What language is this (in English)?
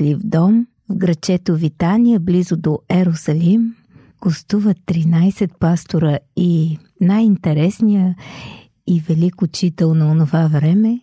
Bulgarian